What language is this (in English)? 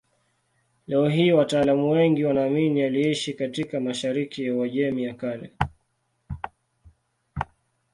Swahili